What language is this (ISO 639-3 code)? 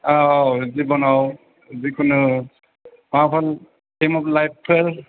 brx